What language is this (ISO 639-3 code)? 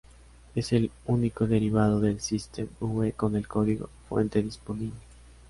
spa